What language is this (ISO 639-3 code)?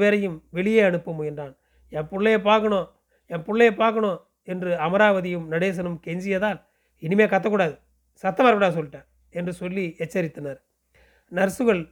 tam